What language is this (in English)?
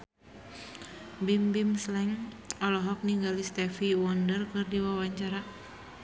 Sundanese